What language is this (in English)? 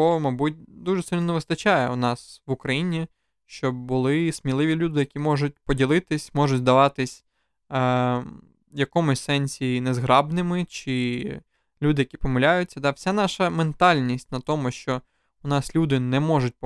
Ukrainian